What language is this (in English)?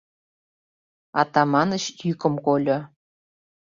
Mari